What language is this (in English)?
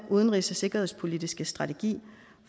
Danish